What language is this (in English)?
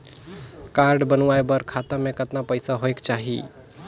Chhattisgarhi